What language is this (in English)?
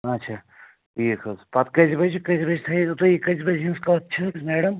Kashmiri